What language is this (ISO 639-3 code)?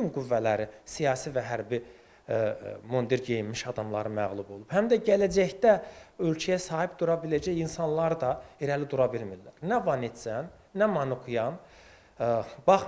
tur